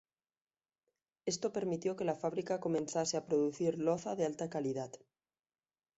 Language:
Spanish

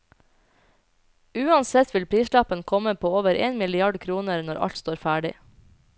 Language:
Norwegian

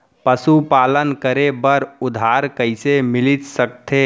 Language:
Chhattisgarhi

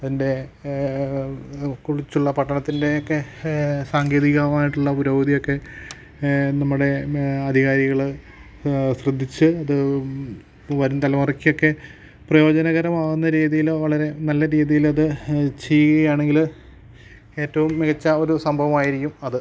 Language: Malayalam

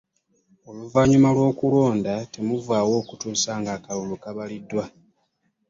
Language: Ganda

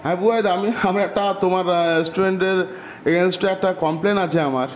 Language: Bangla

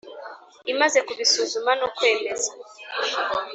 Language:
Kinyarwanda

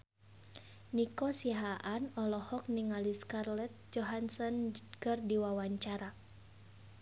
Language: Sundanese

